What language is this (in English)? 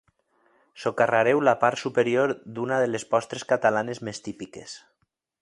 Catalan